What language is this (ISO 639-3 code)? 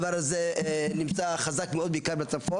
heb